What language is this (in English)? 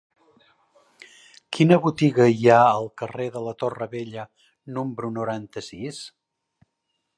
Catalan